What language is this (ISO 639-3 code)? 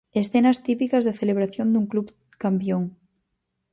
glg